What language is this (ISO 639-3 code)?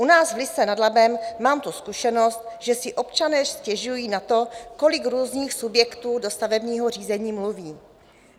ces